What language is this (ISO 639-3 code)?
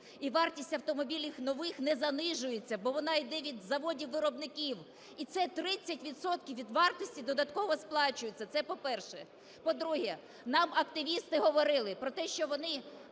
ukr